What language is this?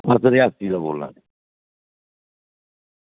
Dogri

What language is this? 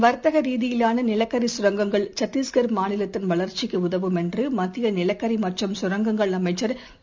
Tamil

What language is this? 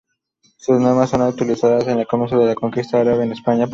Spanish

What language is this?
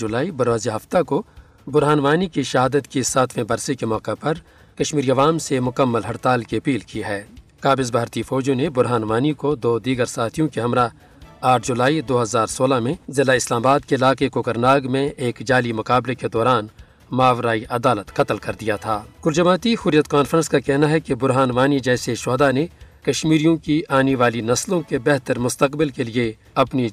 Urdu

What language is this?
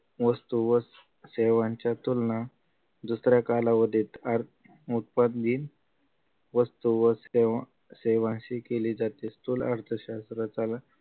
Marathi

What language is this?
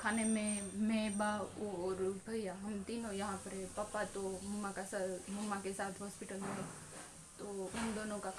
Hindi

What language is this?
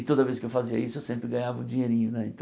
Portuguese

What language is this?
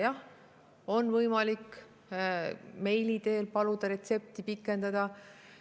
Estonian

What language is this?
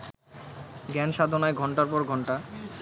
Bangla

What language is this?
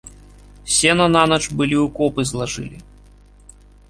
Belarusian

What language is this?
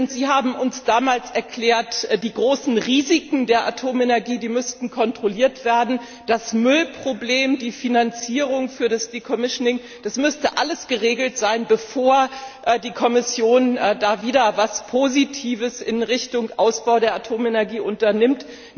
German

